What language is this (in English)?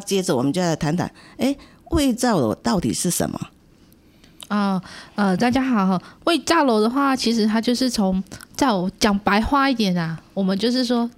Chinese